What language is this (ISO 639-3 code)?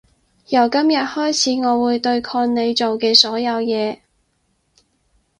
yue